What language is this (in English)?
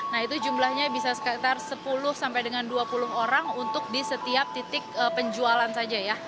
Indonesian